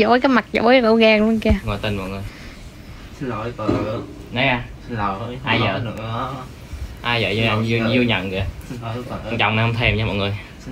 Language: Vietnamese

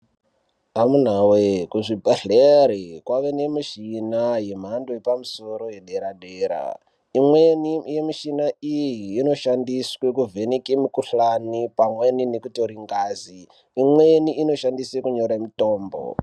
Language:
Ndau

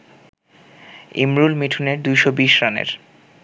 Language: Bangla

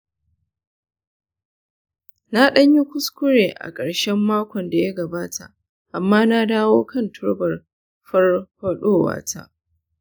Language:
Hausa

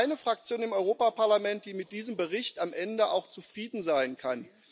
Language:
German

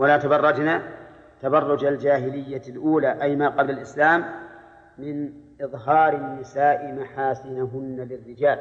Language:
Arabic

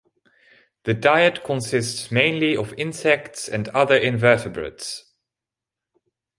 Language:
English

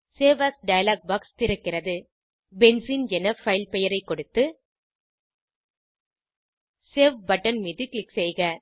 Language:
Tamil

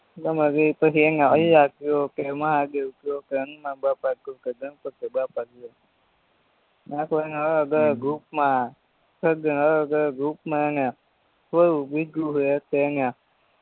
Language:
Gujarati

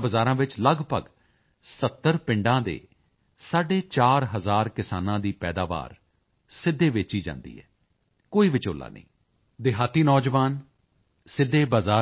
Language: Punjabi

